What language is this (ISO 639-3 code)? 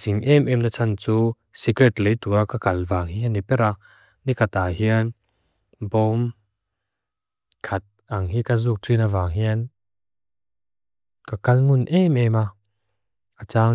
lus